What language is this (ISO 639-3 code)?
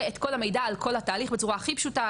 heb